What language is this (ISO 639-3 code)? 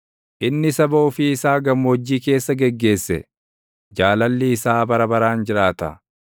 orm